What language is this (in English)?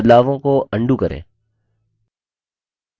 Hindi